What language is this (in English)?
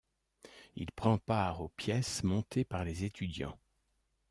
French